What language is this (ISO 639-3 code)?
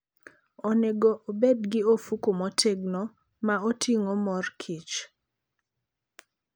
luo